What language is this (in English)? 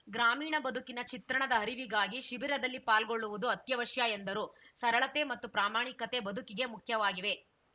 Kannada